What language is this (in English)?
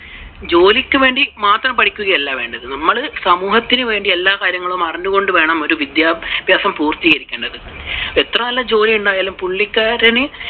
Malayalam